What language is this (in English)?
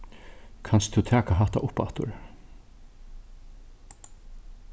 Faroese